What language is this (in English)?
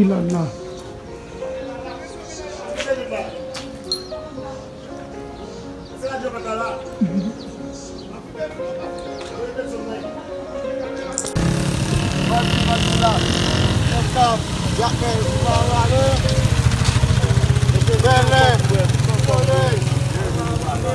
French